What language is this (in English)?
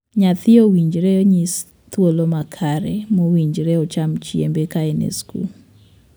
Luo (Kenya and Tanzania)